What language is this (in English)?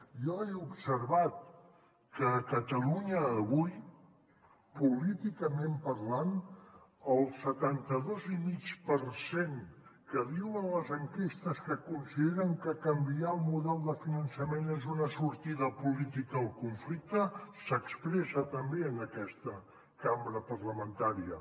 Catalan